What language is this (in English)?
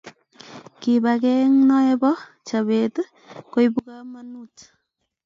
Kalenjin